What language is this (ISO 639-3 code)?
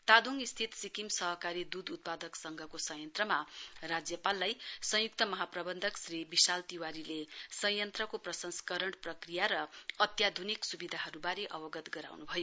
nep